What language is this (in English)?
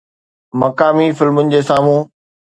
Sindhi